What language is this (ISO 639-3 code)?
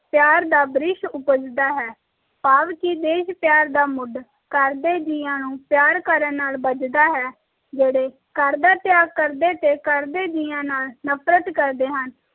pan